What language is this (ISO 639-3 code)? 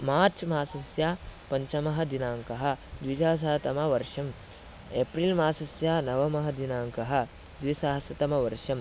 san